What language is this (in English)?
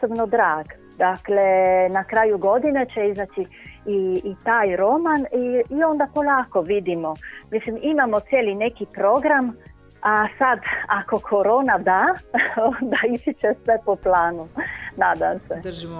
Croatian